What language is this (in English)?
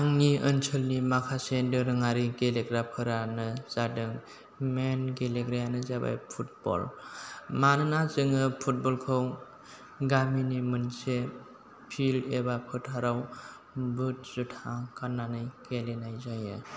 Bodo